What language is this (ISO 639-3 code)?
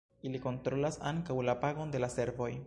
epo